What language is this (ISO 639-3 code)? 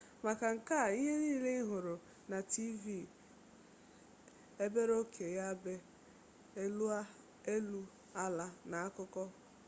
ibo